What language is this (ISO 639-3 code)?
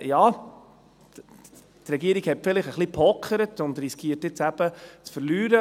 gsw